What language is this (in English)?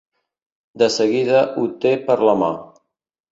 Catalan